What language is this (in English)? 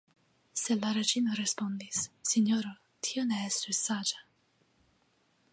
Esperanto